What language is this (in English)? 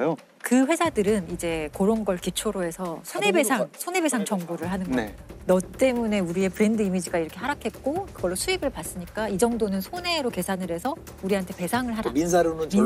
Korean